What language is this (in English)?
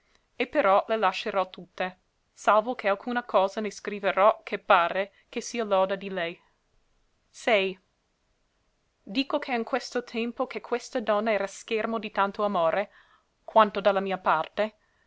Italian